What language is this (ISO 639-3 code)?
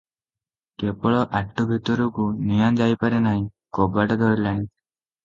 ori